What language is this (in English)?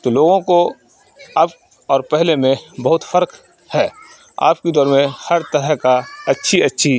Urdu